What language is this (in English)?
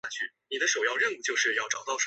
Chinese